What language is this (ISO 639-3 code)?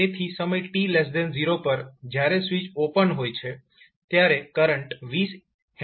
guj